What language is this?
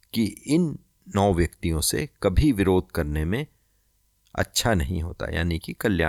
Hindi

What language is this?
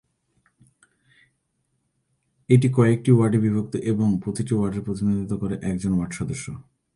Bangla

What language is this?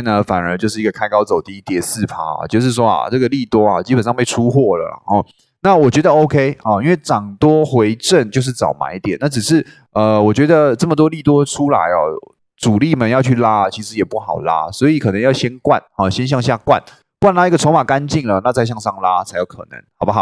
Chinese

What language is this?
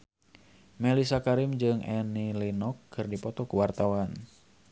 Sundanese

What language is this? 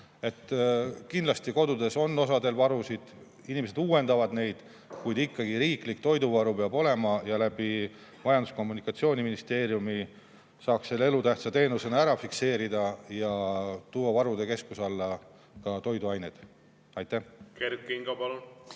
Estonian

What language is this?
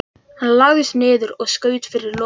Icelandic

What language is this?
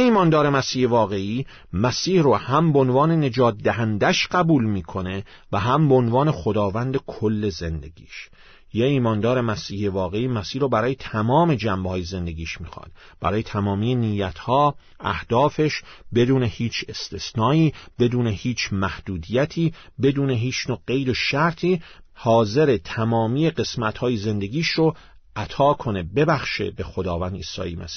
Persian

